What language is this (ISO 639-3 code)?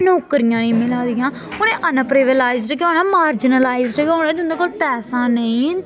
doi